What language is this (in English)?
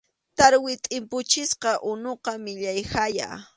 Arequipa-La Unión Quechua